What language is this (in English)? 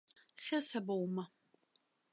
Abkhazian